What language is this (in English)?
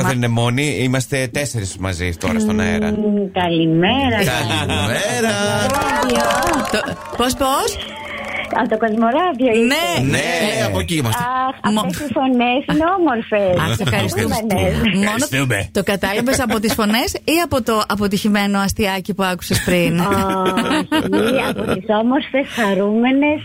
Greek